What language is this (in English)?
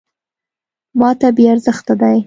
Pashto